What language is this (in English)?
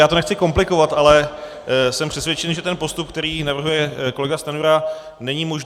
Czech